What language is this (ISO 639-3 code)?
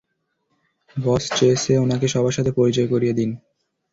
ben